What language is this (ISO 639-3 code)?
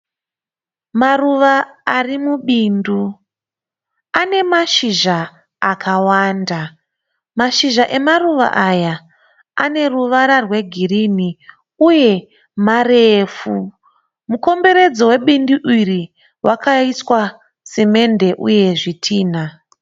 sna